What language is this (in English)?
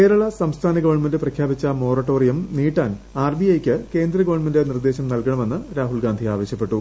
Malayalam